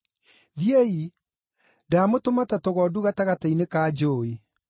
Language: Kikuyu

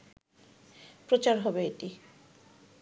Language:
Bangla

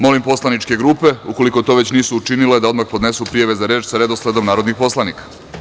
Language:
Serbian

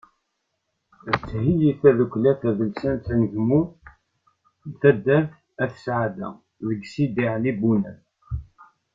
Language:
Kabyle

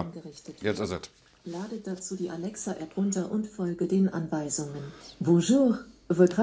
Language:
German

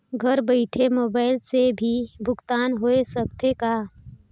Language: Chhattisgarhi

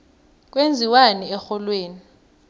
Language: South Ndebele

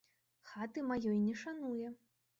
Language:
Belarusian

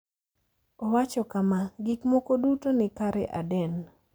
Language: Luo (Kenya and Tanzania)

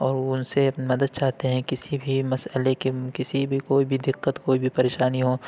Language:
Urdu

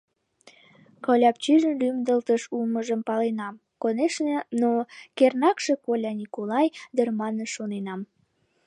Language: Mari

